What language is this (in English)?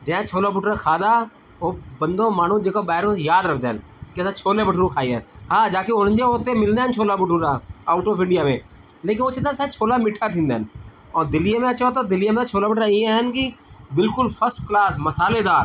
Sindhi